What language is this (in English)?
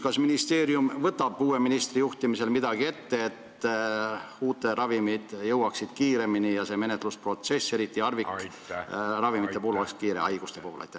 Estonian